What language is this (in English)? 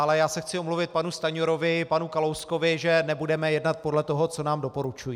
Czech